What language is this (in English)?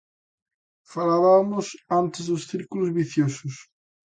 Galician